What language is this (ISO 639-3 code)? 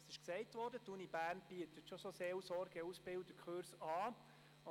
gsw